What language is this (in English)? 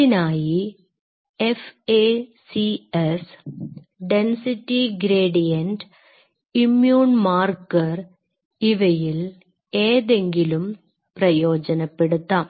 Malayalam